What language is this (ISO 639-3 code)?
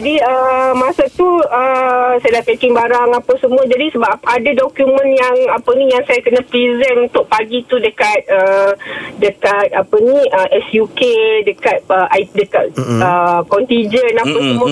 msa